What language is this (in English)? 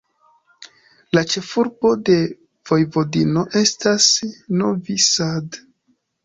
Esperanto